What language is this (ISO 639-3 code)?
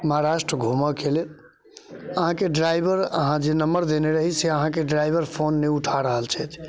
mai